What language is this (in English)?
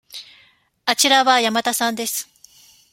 Japanese